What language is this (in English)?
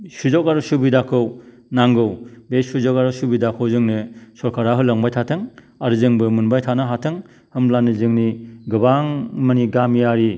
Bodo